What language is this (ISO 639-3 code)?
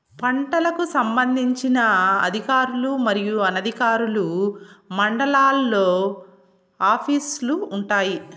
tel